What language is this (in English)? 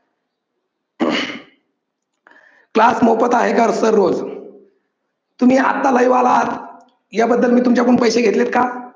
Marathi